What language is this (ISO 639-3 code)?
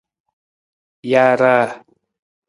nmz